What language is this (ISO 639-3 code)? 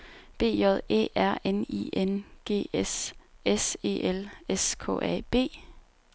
dan